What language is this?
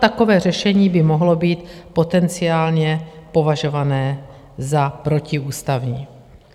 Czech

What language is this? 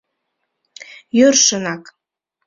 Mari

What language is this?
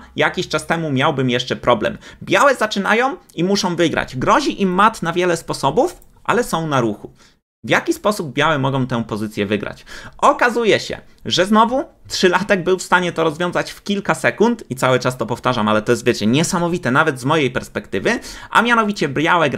Polish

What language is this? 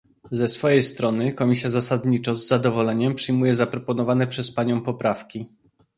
Polish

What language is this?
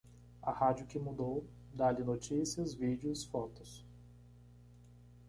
Portuguese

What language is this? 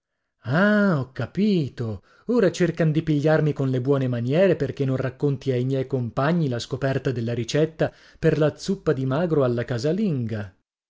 Italian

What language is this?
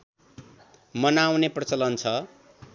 Nepali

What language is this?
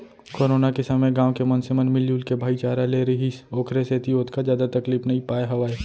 Chhattisgarhi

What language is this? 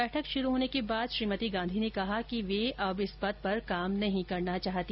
Hindi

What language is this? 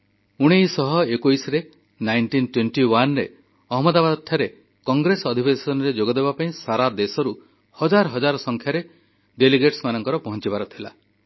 Odia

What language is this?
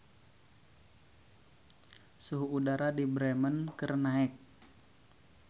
Sundanese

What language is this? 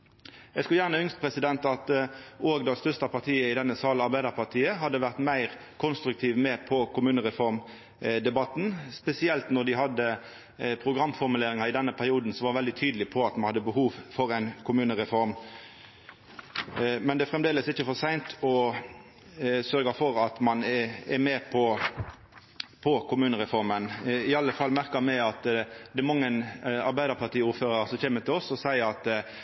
Norwegian Nynorsk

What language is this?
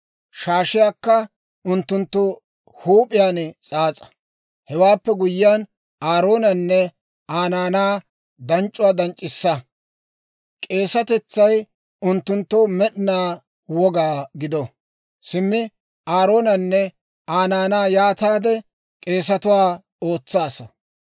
Dawro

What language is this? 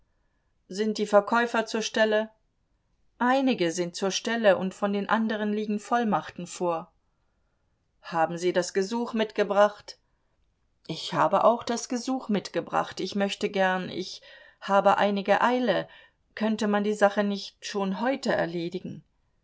German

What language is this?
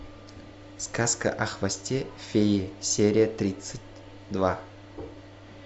Russian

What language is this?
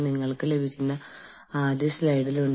Malayalam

